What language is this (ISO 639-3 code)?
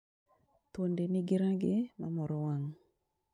luo